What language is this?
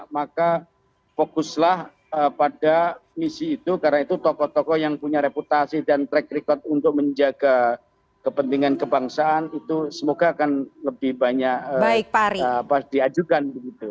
Indonesian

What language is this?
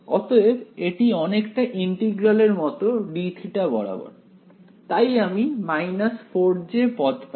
Bangla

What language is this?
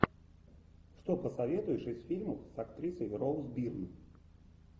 Russian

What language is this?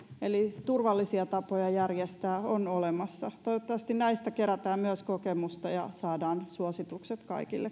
Finnish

